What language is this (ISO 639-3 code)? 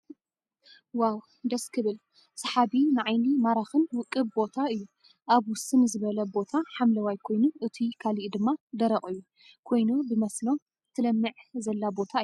tir